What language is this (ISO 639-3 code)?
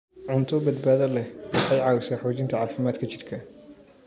som